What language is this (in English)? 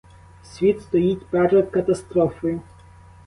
Ukrainian